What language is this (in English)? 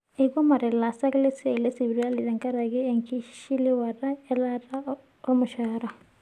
Masai